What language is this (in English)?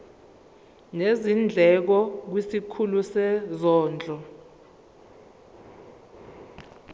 Zulu